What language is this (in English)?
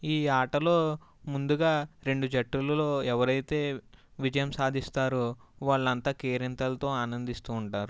Telugu